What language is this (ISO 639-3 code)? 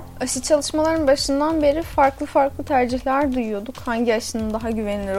tur